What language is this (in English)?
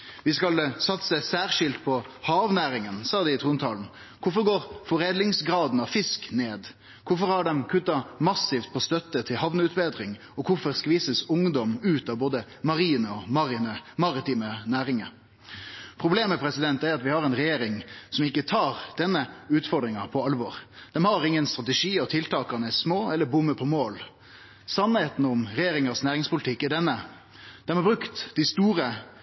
Norwegian Nynorsk